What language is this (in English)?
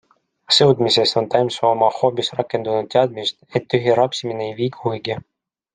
Estonian